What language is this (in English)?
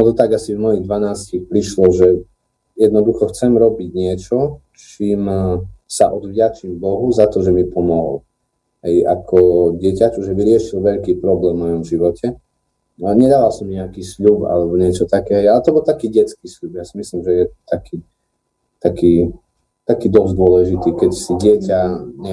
Slovak